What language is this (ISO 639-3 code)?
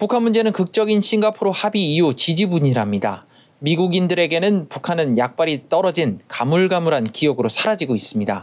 kor